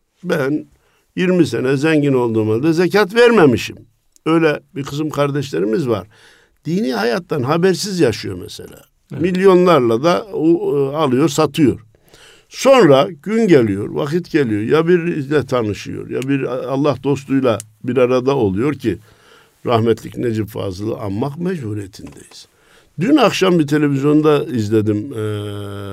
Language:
Turkish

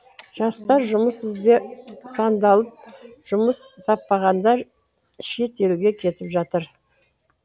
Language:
Kazakh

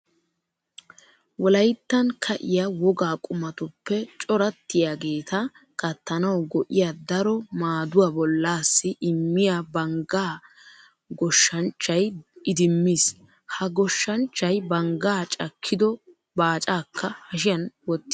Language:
Wolaytta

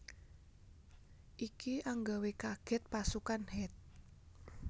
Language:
Javanese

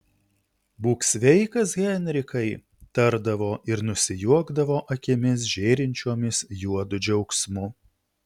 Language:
Lithuanian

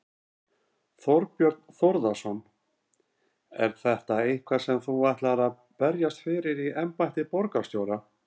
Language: Icelandic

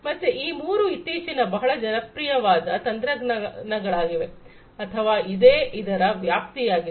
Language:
Kannada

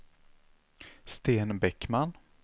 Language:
Swedish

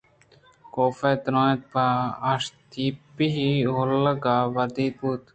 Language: Eastern Balochi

